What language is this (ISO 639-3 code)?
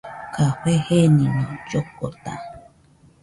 hux